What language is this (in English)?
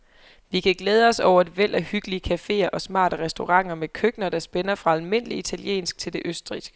Danish